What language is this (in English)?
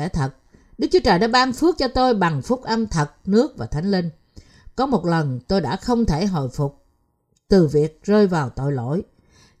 Vietnamese